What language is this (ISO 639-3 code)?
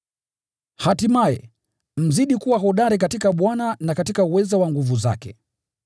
swa